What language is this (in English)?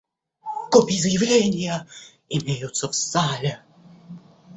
Russian